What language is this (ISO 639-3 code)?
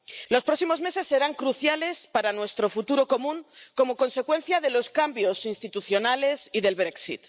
spa